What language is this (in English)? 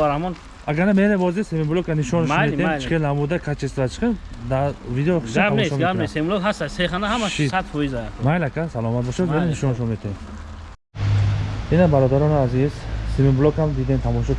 Turkish